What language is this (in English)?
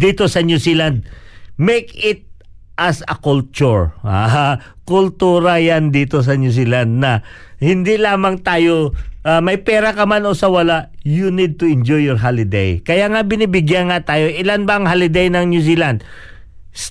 Filipino